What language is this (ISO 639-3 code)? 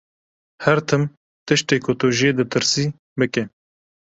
kur